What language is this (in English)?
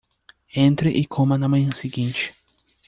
Portuguese